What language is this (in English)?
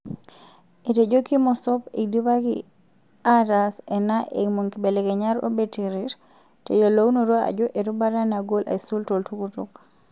Masai